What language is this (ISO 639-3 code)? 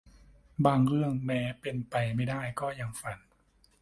tha